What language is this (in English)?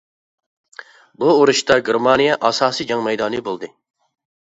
Uyghur